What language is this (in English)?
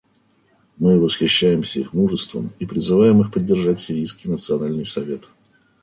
Russian